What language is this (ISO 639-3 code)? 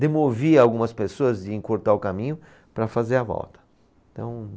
por